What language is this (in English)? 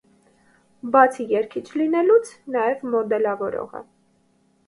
Armenian